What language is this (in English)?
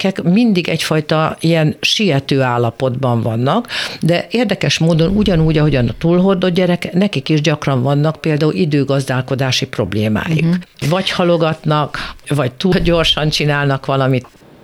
Hungarian